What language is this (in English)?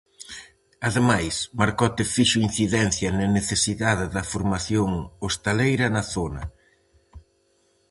Galician